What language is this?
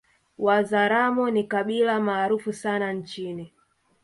Swahili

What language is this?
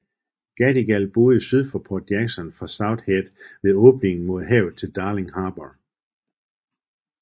Danish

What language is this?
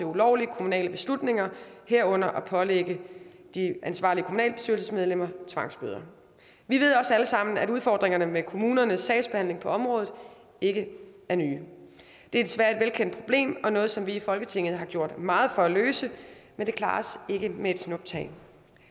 Danish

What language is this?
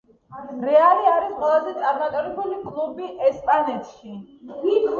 Georgian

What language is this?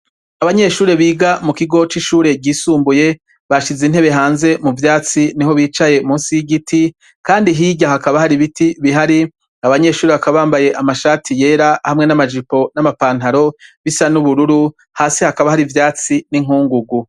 Rundi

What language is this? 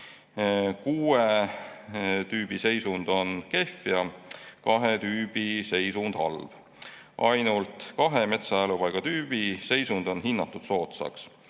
Estonian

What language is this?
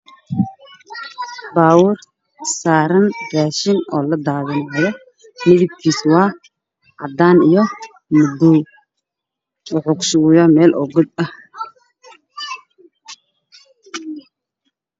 Somali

